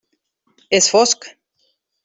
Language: Catalan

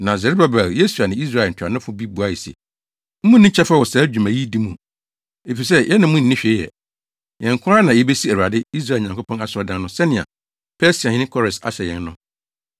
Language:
Akan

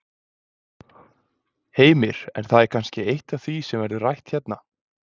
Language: Icelandic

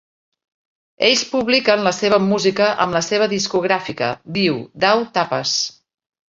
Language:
Catalan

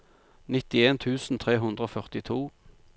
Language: Norwegian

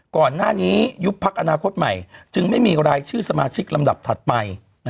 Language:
Thai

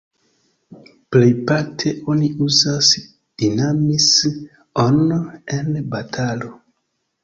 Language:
Esperanto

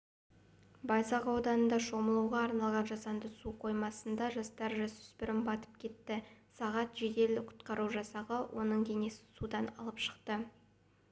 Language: Kazakh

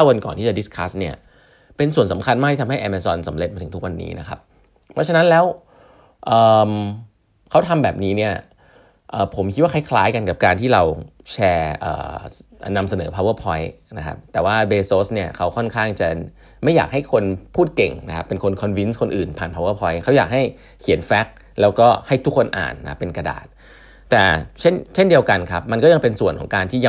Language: Thai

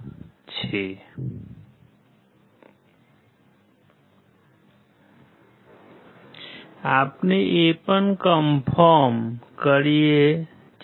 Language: Gujarati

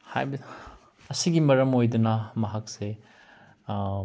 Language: Manipuri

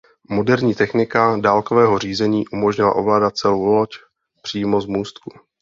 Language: Czech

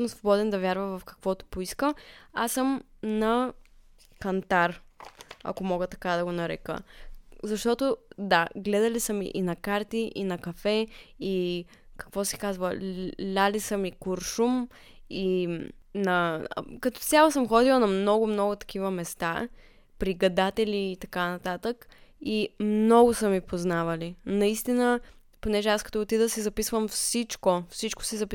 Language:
Bulgarian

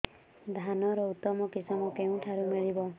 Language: Odia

